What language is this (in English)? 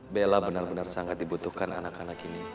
Indonesian